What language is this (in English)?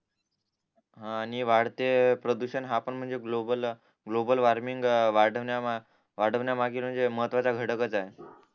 Marathi